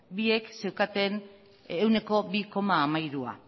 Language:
Basque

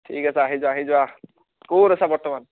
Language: Assamese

